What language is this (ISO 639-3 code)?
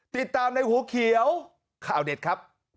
tha